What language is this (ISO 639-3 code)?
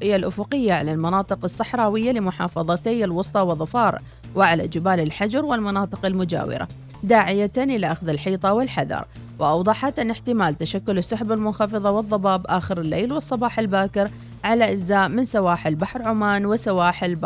ara